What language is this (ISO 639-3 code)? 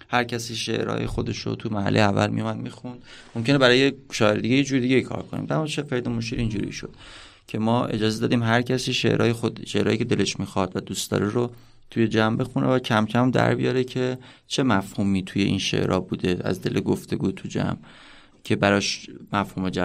fas